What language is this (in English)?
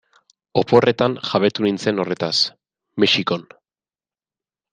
Basque